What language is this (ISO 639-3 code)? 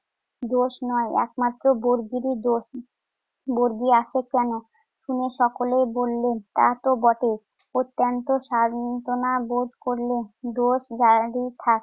ben